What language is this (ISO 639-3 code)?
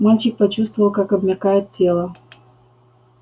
rus